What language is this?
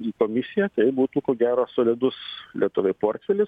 Lithuanian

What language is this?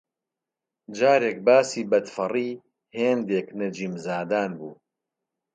Central Kurdish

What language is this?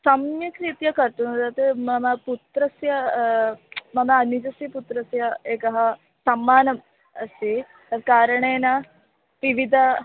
Sanskrit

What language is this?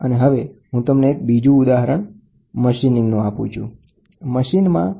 Gujarati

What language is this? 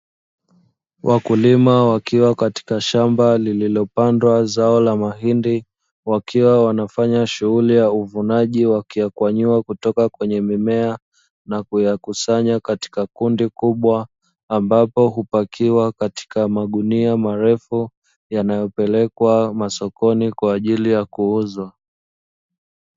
Swahili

